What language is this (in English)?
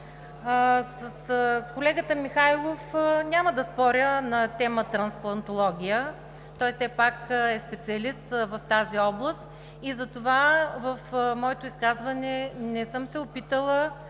Bulgarian